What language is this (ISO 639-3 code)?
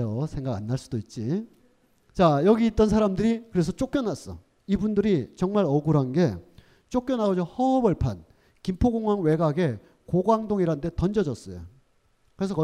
kor